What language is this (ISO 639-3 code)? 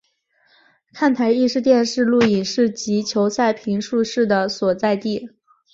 zho